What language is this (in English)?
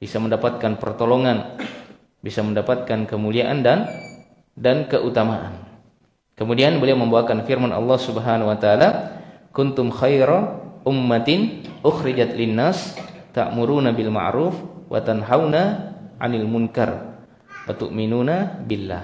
Indonesian